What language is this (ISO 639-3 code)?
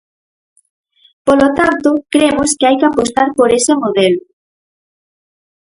glg